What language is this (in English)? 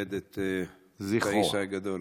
Hebrew